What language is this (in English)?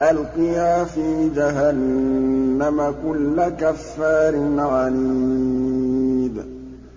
Arabic